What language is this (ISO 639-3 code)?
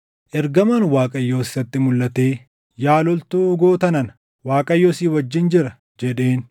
orm